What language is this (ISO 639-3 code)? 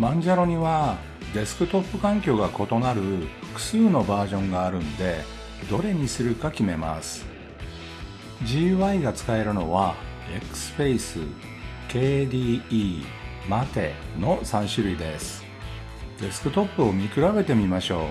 jpn